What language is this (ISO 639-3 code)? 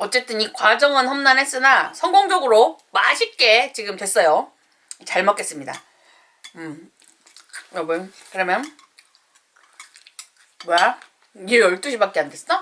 kor